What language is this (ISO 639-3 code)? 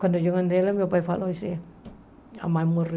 por